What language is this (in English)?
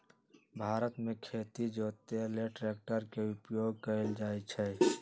Magahi